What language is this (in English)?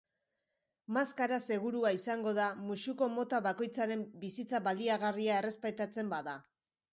Basque